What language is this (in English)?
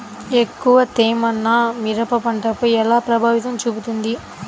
Telugu